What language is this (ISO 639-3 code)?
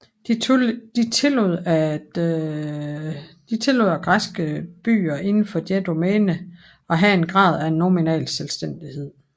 dan